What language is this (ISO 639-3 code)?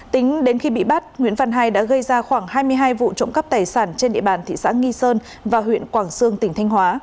vie